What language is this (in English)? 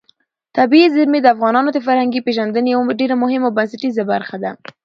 Pashto